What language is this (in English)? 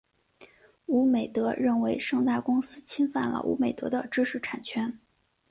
Chinese